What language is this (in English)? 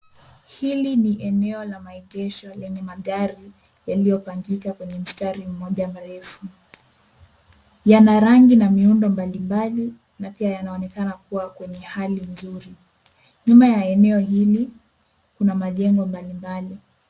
Swahili